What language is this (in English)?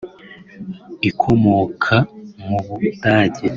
Kinyarwanda